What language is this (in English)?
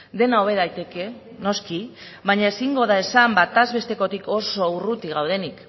Basque